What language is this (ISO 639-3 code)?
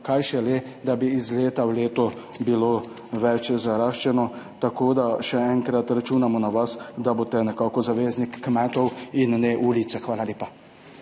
slv